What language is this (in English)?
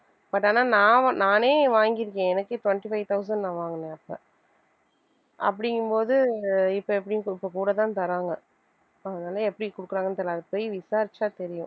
Tamil